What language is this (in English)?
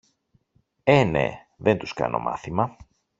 Greek